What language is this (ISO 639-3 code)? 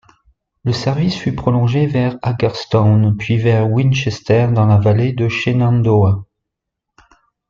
fra